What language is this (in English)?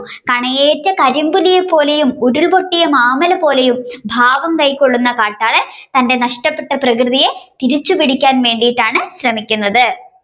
Malayalam